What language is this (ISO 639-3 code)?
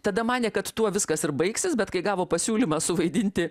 lit